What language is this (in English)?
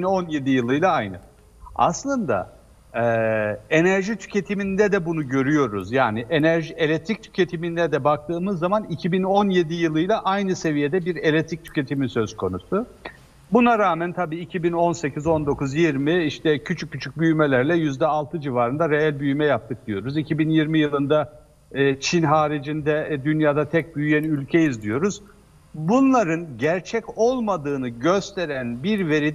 Turkish